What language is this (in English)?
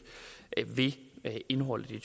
Danish